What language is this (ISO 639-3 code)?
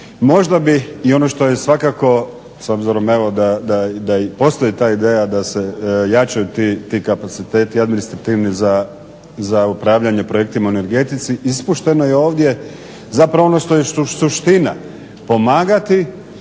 hrv